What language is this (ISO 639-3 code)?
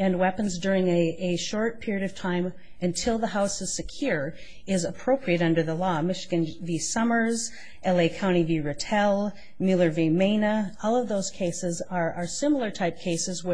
eng